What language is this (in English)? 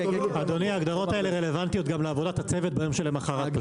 Hebrew